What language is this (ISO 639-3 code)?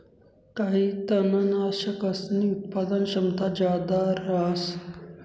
mar